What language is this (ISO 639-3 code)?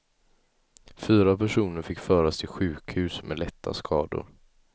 swe